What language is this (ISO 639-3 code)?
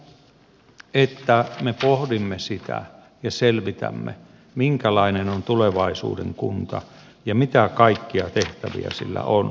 fin